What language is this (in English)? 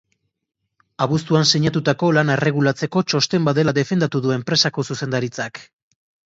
Basque